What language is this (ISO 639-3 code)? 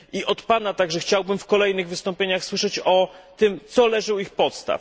pol